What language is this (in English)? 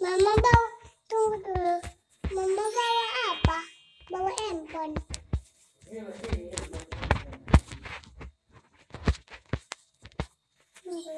Indonesian